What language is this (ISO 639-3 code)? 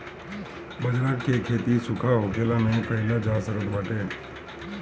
bho